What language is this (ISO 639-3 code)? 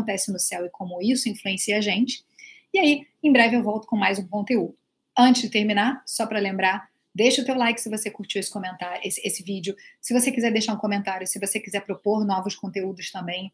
por